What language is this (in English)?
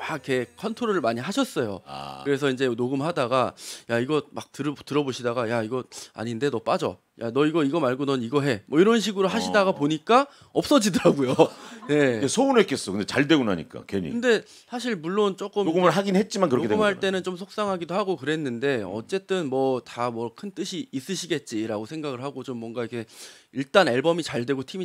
Korean